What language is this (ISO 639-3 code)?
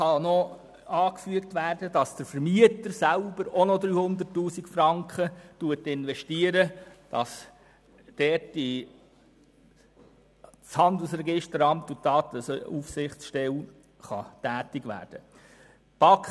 gsw